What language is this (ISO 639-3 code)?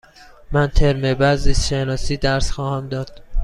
fas